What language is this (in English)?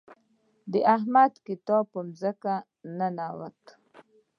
Pashto